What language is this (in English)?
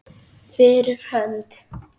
Icelandic